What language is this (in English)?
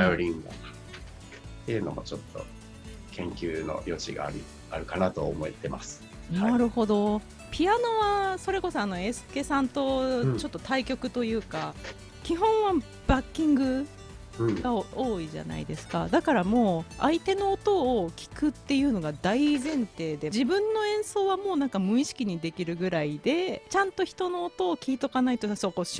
Japanese